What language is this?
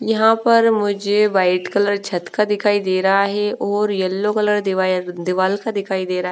Hindi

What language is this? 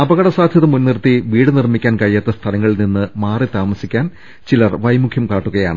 Malayalam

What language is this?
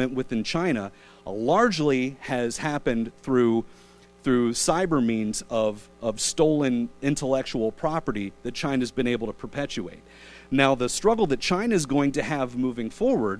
English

